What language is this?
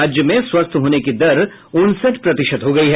Hindi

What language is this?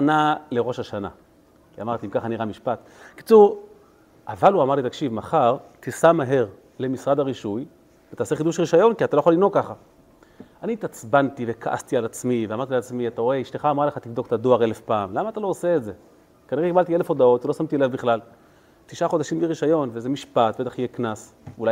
Hebrew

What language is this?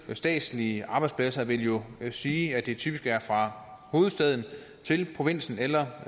Danish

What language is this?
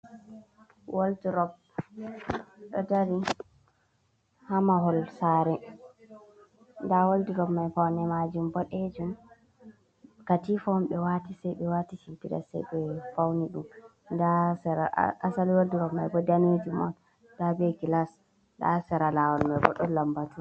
Fula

